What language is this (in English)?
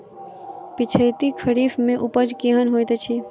Maithili